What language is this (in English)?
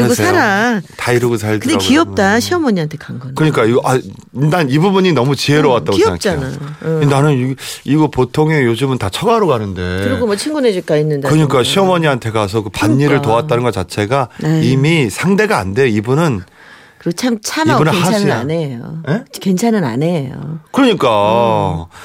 Korean